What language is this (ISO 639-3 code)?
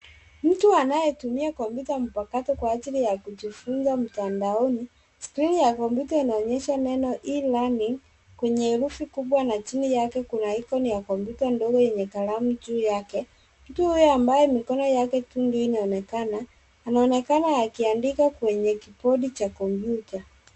swa